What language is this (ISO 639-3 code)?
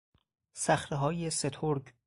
fas